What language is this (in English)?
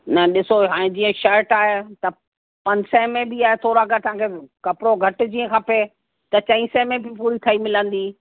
Sindhi